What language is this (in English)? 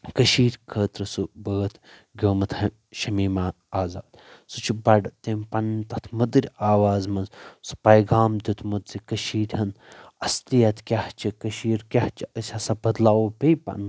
Kashmiri